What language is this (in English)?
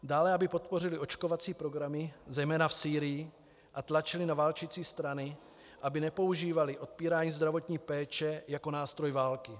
Czech